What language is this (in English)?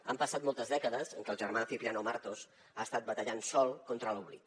Catalan